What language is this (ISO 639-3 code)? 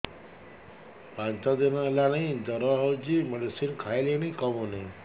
ori